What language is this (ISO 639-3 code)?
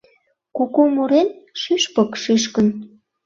chm